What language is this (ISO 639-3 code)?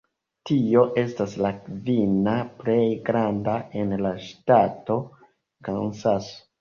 epo